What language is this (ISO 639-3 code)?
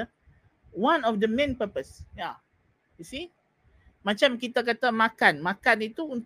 msa